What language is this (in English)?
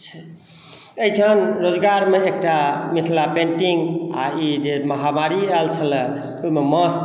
Maithili